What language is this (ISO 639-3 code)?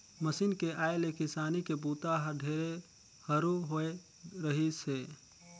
hne